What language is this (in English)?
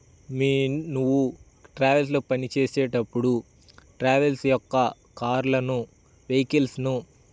Telugu